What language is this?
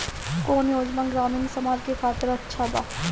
Bhojpuri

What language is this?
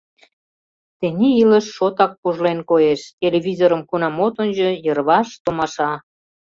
Mari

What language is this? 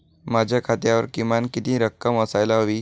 Marathi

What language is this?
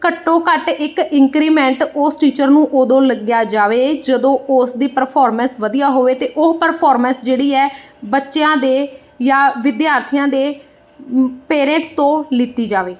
Punjabi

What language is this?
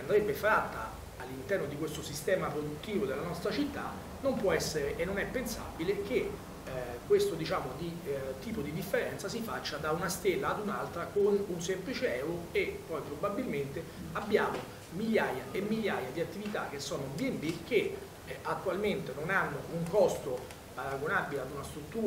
Italian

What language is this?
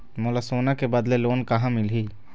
Chhattisgarhi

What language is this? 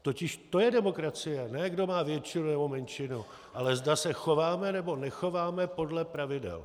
Czech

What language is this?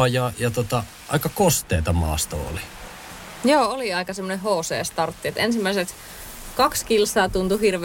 Finnish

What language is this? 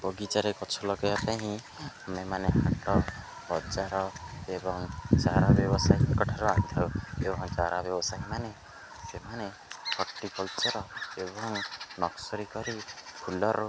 Odia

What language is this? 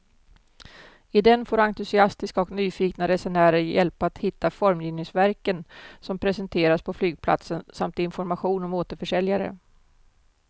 Swedish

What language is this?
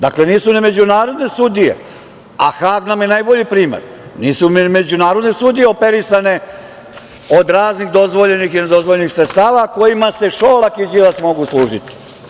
Serbian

